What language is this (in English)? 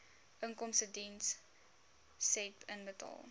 Afrikaans